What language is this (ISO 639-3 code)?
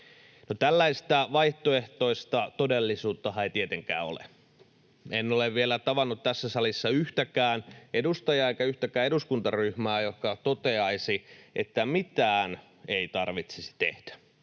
fin